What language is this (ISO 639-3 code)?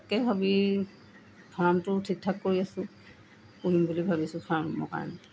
asm